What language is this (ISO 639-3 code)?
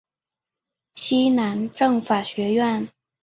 zho